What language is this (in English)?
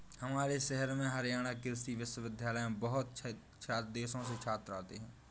Hindi